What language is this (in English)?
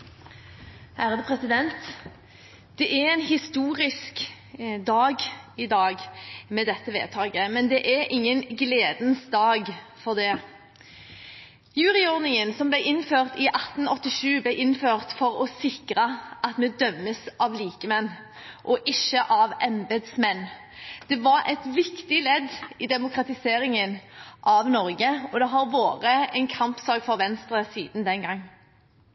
Norwegian